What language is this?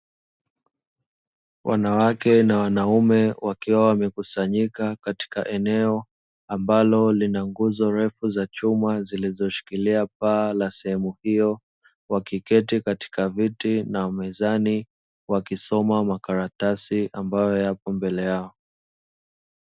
Swahili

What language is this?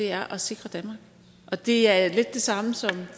Danish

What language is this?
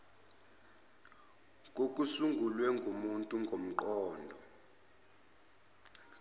Zulu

